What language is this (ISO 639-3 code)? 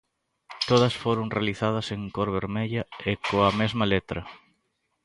glg